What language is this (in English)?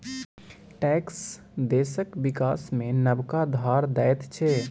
Maithili